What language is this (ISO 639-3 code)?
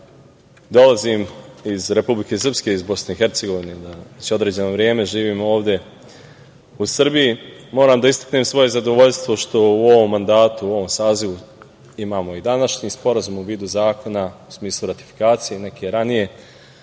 srp